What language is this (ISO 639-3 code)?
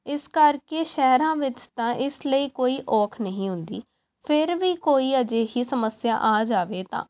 pan